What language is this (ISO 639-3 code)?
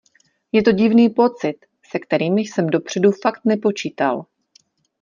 ces